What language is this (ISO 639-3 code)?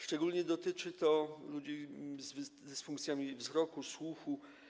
pol